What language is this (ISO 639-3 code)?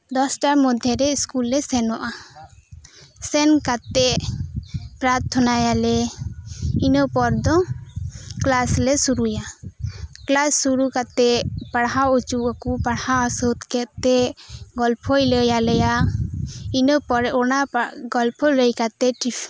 sat